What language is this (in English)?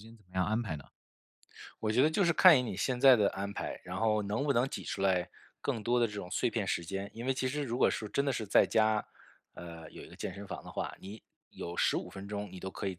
Chinese